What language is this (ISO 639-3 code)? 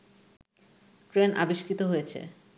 ben